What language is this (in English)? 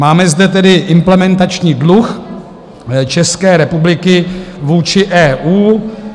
Czech